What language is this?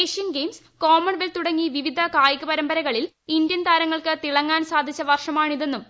Malayalam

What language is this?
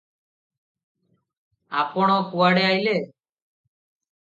Odia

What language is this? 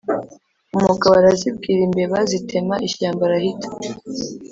Kinyarwanda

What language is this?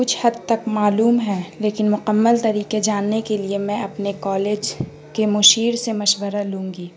Urdu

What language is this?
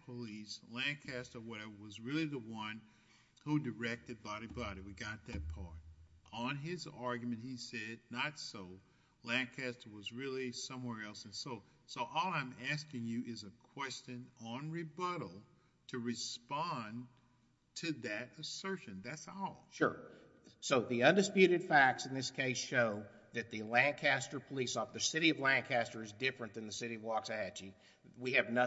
English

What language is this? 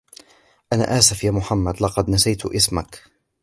Arabic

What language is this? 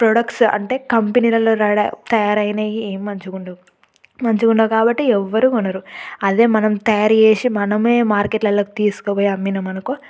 Telugu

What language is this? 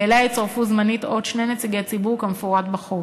Hebrew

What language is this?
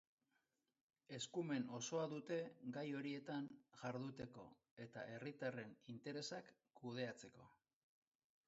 Basque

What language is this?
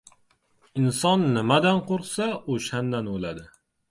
Uzbek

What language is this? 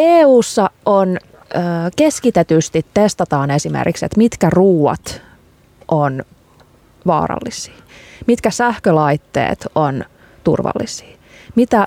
Finnish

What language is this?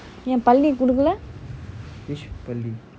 English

